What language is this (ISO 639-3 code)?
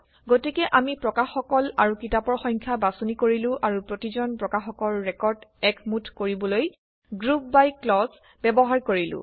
asm